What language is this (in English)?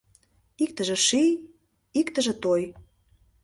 Mari